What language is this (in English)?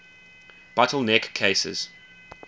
English